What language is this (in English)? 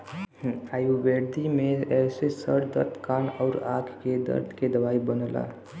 Bhojpuri